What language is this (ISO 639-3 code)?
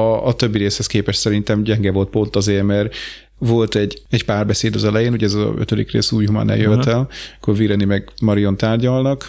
hun